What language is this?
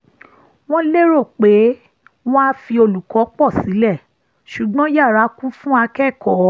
Yoruba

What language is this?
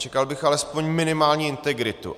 Czech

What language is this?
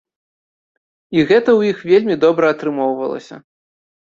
Belarusian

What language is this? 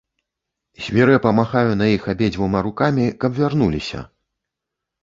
Belarusian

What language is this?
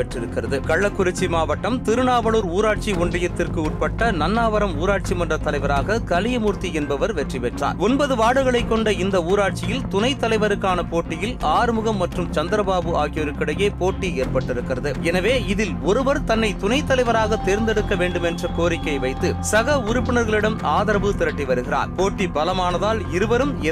Tamil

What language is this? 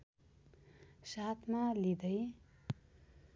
Nepali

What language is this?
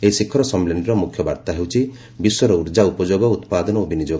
Odia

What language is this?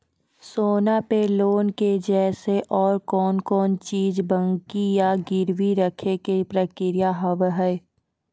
Maithili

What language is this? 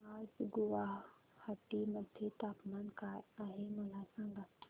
Marathi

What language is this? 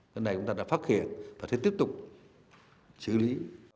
Vietnamese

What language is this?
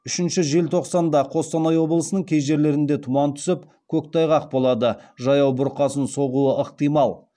Kazakh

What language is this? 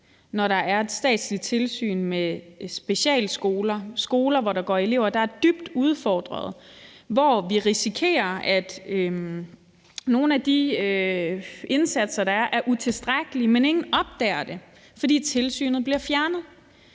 Danish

